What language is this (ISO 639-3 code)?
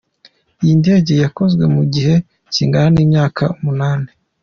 kin